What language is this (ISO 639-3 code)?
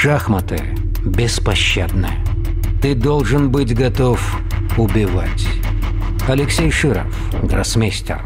rus